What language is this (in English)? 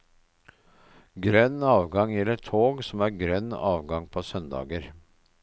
Norwegian